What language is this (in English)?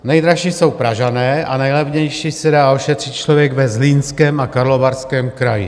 Czech